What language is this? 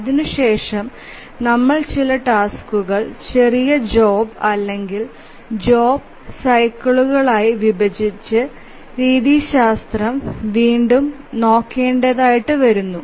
Malayalam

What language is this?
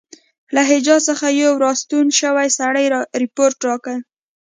Pashto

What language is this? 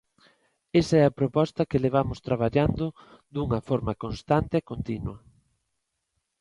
Galician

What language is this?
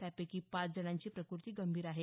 Marathi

